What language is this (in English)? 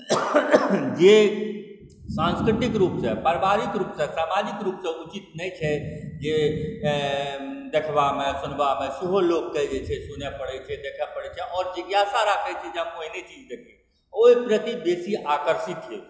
Maithili